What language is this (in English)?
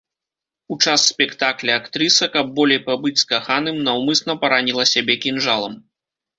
Belarusian